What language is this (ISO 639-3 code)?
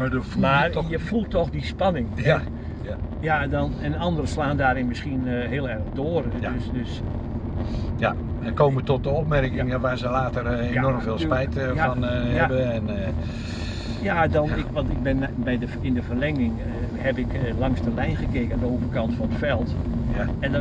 nld